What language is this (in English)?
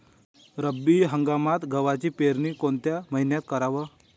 Marathi